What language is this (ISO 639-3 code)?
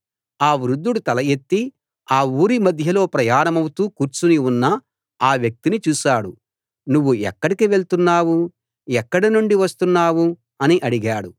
tel